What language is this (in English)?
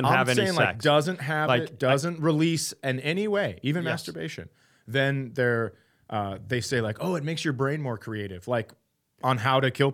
English